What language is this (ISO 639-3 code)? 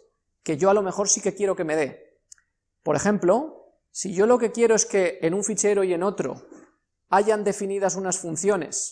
spa